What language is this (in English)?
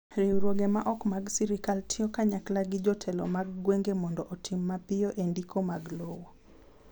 Luo (Kenya and Tanzania)